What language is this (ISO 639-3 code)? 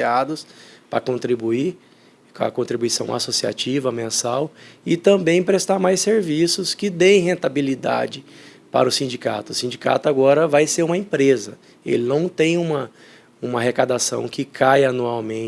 por